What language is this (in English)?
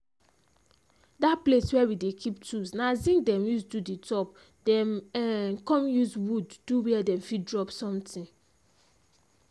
Nigerian Pidgin